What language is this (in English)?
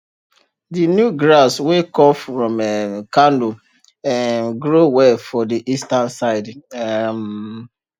Nigerian Pidgin